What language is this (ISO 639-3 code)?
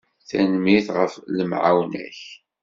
kab